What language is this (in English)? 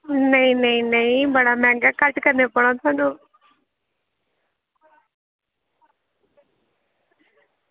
Dogri